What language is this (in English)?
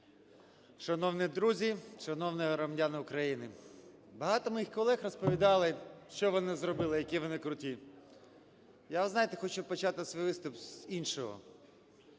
Ukrainian